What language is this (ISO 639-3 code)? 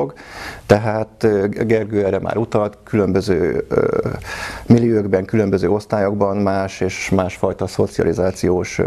hun